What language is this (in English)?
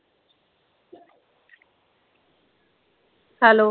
Punjabi